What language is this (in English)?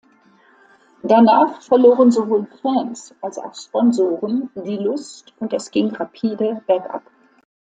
German